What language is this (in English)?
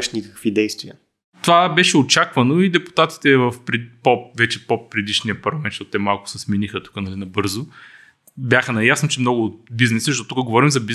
Bulgarian